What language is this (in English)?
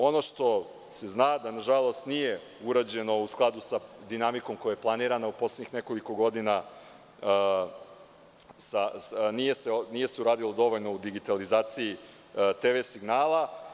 Serbian